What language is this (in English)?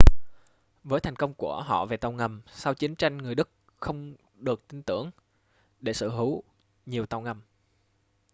Vietnamese